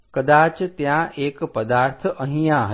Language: Gujarati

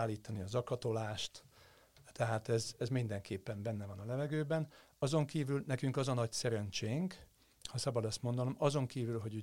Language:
Hungarian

